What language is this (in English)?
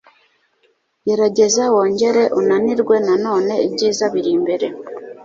Kinyarwanda